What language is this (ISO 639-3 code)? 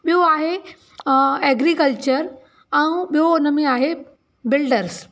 snd